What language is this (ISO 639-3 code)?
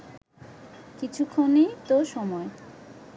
ben